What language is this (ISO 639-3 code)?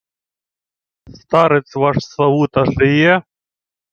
ukr